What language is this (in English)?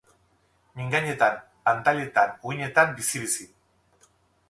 Basque